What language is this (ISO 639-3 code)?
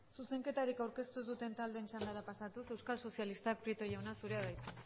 eus